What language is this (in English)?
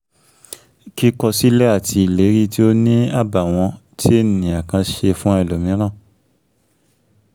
Yoruba